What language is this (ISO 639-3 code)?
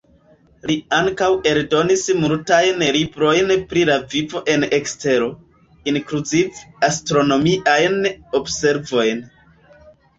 epo